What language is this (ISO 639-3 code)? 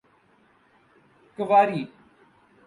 urd